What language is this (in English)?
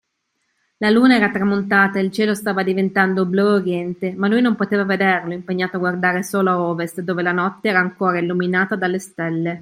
Italian